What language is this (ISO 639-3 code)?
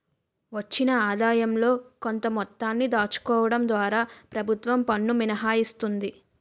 tel